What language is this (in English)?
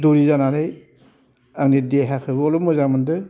Bodo